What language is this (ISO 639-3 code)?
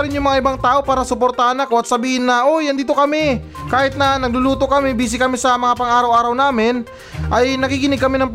fil